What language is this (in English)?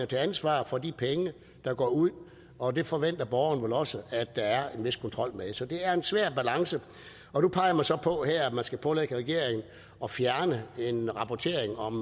Danish